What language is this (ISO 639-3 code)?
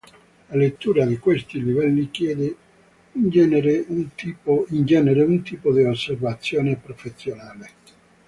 ita